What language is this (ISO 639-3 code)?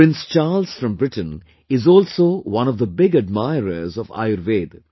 eng